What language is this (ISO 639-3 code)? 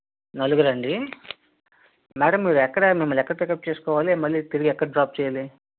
tel